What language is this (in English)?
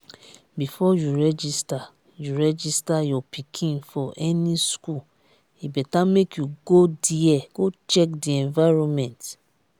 Nigerian Pidgin